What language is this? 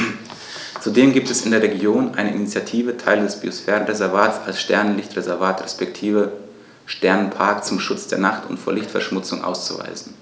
German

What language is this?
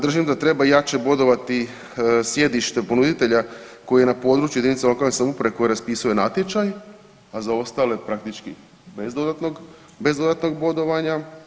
Croatian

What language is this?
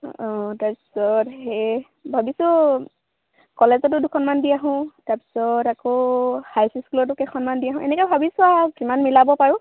Assamese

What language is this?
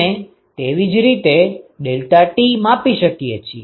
Gujarati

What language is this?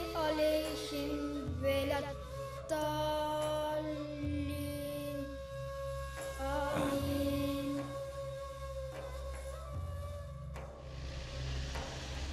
Arabic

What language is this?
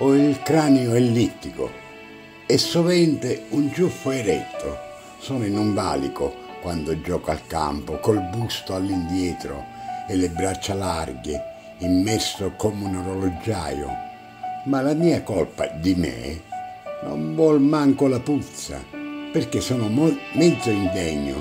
Italian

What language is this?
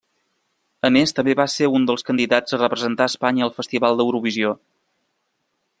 Catalan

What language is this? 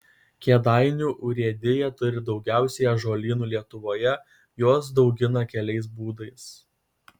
Lithuanian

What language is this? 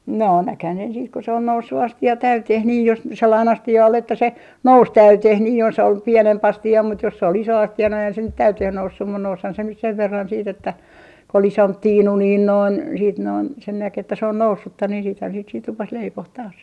Finnish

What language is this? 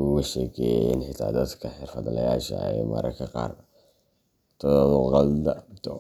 Somali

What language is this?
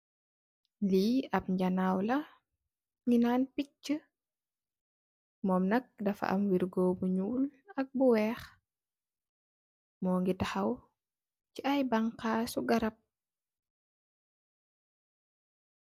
Wolof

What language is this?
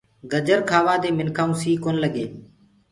Gurgula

